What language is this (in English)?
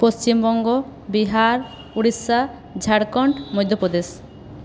Bangla